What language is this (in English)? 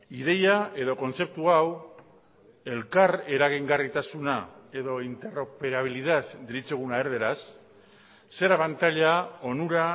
Basque